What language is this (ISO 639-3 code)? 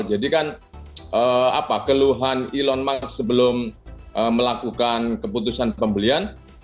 ind